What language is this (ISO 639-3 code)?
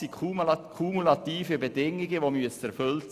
gsw